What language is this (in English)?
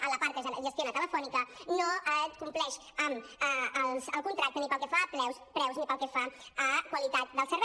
Catalan